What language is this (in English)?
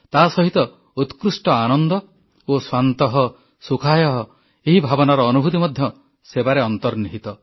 Odia